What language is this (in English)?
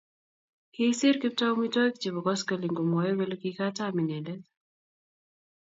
Kalenjin